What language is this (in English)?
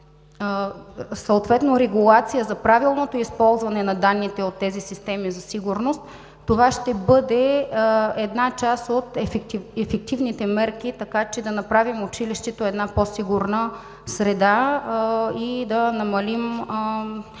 Bulgarian